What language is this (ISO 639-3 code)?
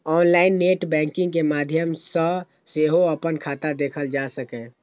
mai